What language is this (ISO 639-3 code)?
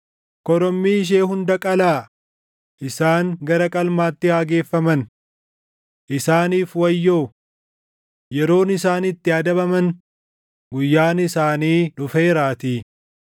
orm